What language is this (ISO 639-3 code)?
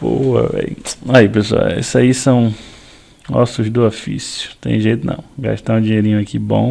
por